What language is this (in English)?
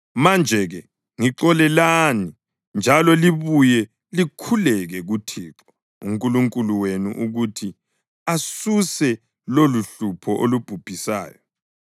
North Ndebele